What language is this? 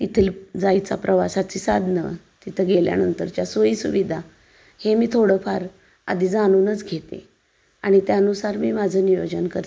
Marathi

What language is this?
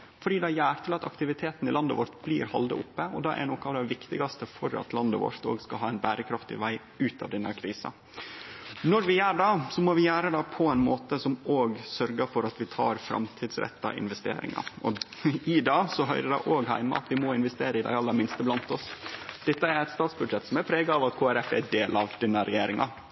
Norwegian Nynorsk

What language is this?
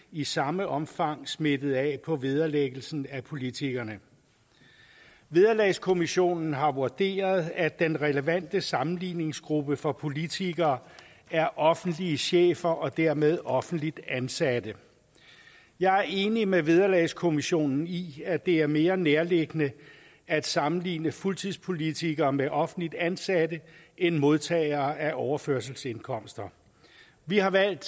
Danish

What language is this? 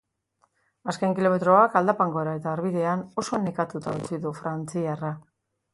Basque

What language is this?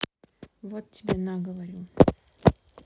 Russian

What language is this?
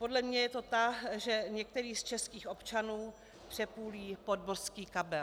Czech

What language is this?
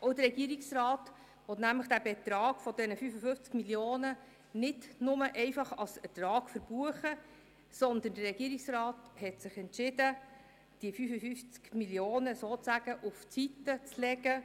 Swiss German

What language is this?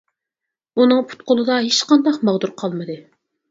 Uyghur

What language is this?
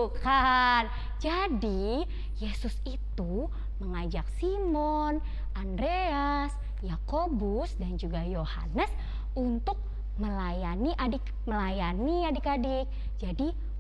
Indonesian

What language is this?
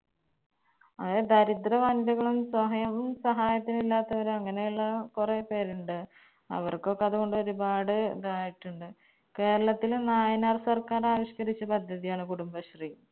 Malayalam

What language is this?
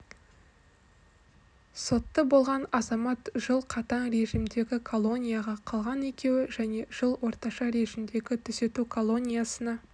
Kazakh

